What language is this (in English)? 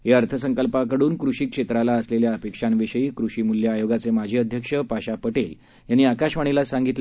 Marathi